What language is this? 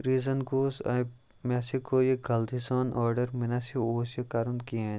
Kashmiri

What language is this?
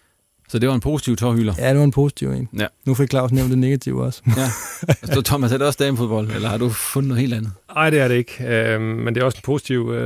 Danish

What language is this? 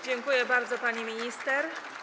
Polish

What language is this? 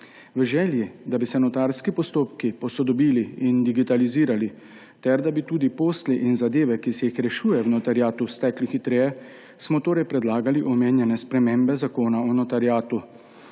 Slovenian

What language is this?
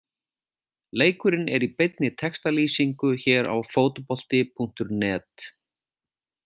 Icelandic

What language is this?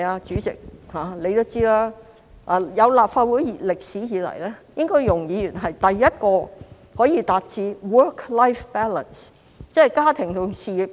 Cantonese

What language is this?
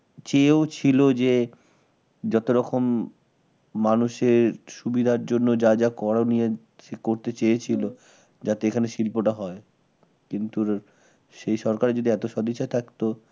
Bangla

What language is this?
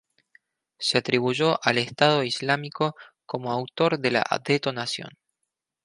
Spanish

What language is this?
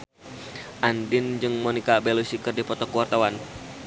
Sundanese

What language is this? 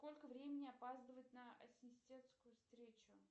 Russian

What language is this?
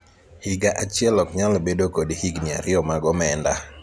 Luo (Kenya and Tanzania)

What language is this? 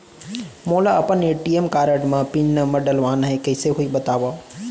Chhattisgarhi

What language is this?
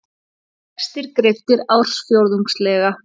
Icelandic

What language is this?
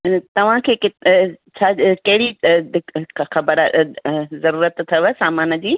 Sindhi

